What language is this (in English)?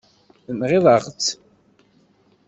Kabyle